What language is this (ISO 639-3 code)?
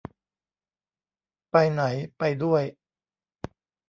tha